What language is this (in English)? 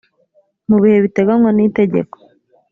Kinyarwanda